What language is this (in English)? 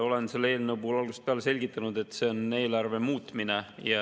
Estonian